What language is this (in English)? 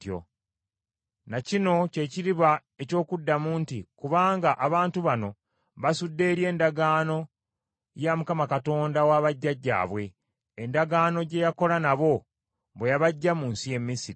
Ganda